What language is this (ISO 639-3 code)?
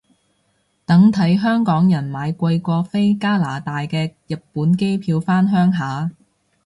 yue